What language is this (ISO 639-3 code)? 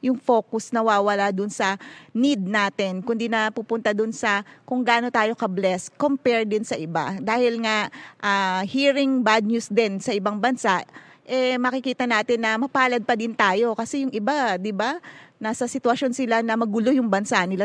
fil